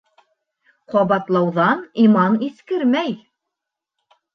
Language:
Bashkir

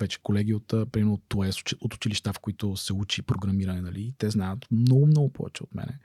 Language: Bulgarian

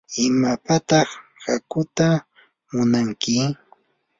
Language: Yanahuanca Pasco Quechua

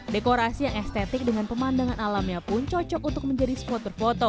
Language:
Indonesian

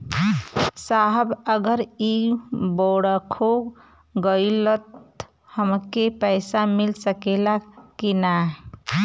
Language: Bhojpuri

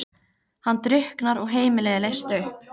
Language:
Icelandic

